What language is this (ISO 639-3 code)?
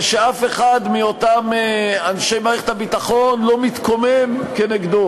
heb